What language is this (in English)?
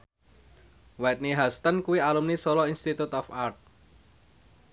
Javanese